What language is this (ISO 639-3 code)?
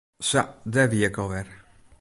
fry